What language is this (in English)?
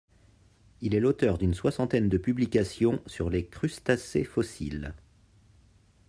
French